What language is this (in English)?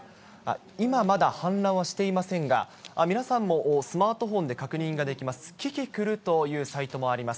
Japanese